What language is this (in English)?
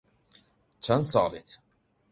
Central Kurdish